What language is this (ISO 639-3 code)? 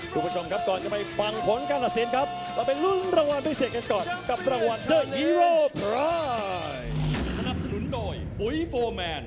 tha